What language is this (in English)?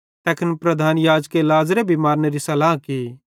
Bhadrawahi